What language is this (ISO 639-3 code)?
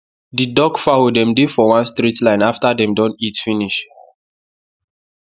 pcm